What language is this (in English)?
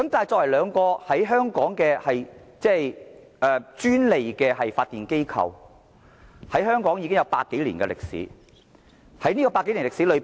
Cantonese